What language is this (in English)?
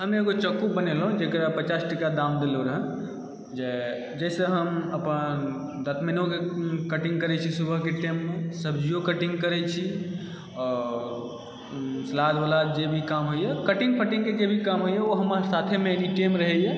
Maithili